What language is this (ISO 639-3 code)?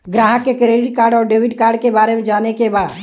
bho